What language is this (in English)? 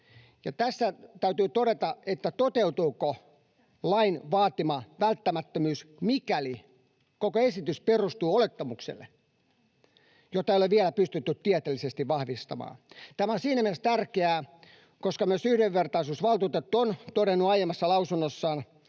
Finnish